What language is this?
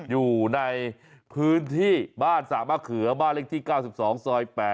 Thai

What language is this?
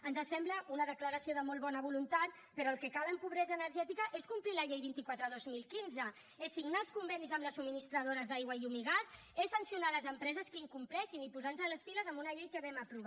Catalan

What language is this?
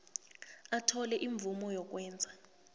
South Ndebele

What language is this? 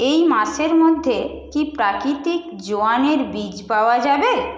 Bangla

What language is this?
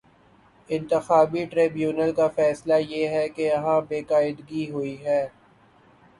Urdu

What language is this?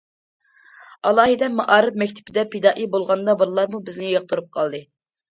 Uyghur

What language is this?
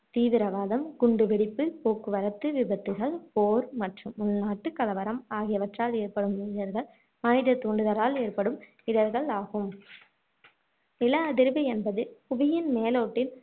Tamil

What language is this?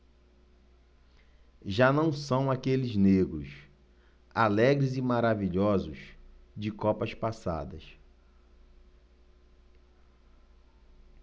Portuguese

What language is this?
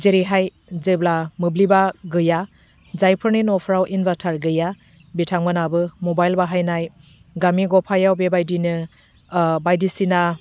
Bodo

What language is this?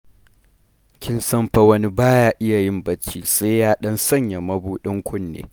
Hausa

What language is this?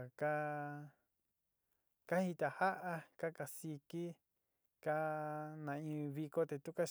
Sinicahua Mixtec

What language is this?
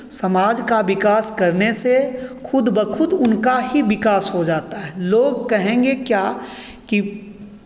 Hindi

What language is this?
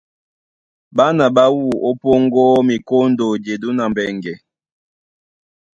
Duala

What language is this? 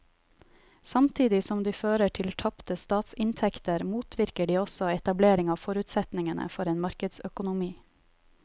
Norwegian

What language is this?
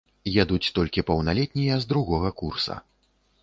Belarusian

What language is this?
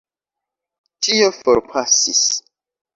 Esperanto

